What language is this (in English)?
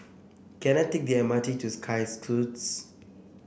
English